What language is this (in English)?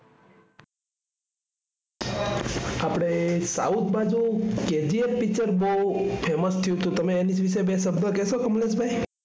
Gujarati